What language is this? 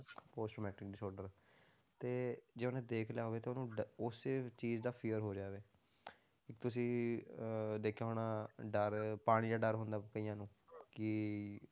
Punjabi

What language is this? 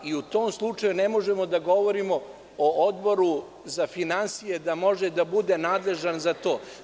Serbian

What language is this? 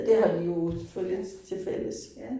Danish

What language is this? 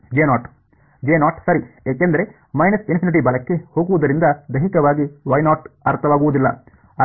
Kannada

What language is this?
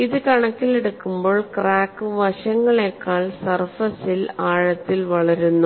Malayalam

